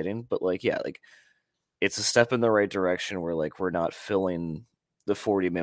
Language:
English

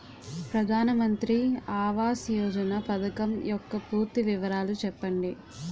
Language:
Telugu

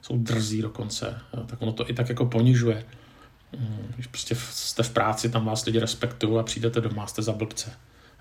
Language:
Czech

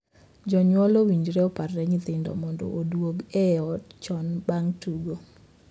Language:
Luo (Kenya and Tanzania)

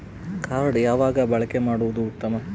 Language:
Kannada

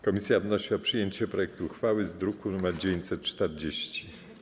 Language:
Polish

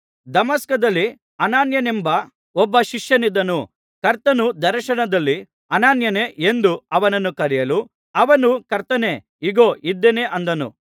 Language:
Kannada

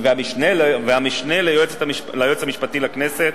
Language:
Hebrew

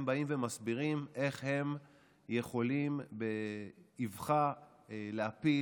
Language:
Hebrew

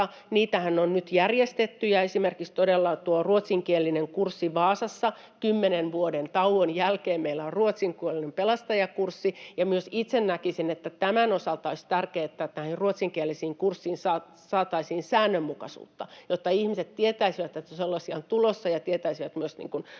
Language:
Finnish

